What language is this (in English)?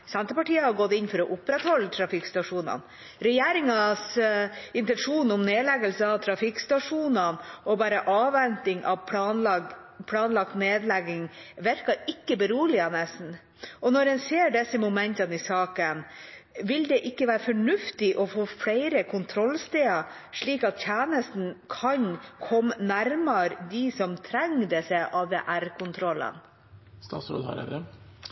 Norwegian Bokmål